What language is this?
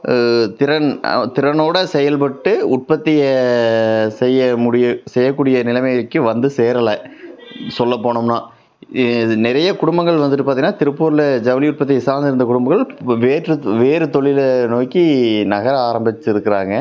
Tamil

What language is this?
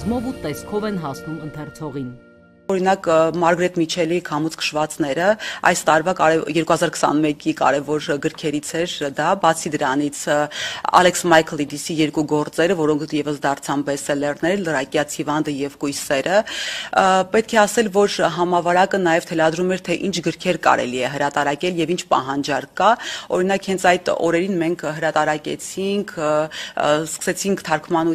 Romanian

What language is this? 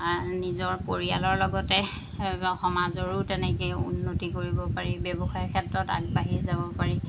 Assamese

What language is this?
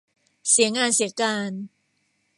Thai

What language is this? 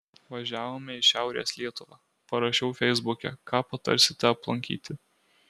Lithuanian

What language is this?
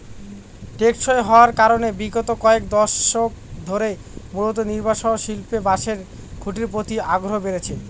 Bangla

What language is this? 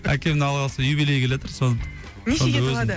Kazakh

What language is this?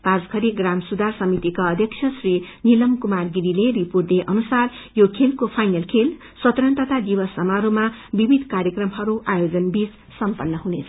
Nepali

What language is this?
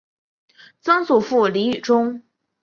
Chinese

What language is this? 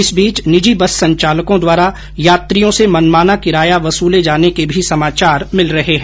Hindi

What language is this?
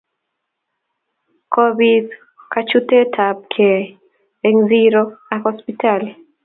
Kalenjin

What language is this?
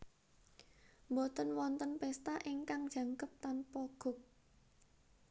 Javanese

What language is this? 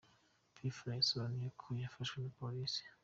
Kinyarwanda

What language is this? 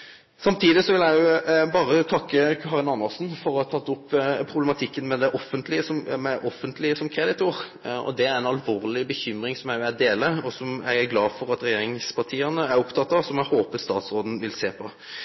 Norwegian Nynorsk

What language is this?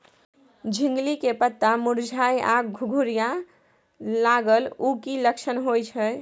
Maithili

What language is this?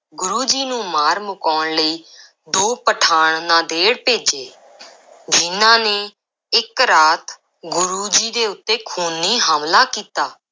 Punjabi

